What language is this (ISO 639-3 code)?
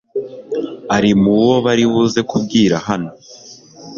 kin